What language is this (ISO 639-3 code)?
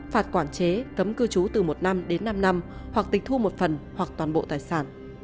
vie